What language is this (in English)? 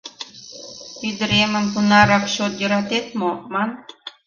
Mari